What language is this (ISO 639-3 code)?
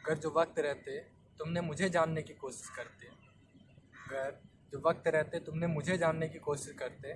hin